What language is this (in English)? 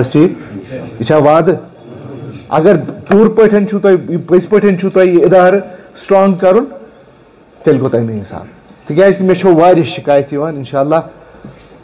Romanian